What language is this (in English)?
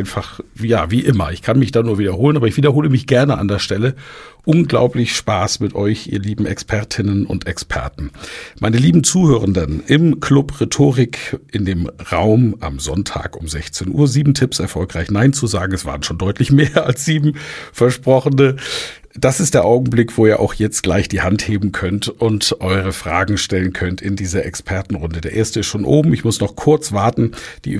German